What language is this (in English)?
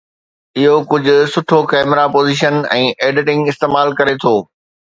Sindhi